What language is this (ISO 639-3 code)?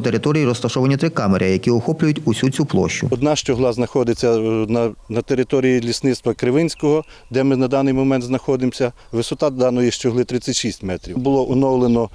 ukr